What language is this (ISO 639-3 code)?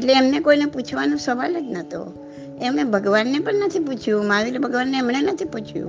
guj